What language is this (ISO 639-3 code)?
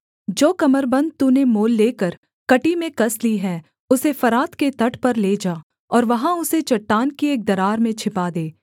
hin